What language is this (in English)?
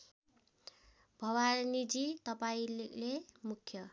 Nepali